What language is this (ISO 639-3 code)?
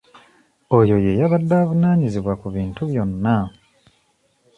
lug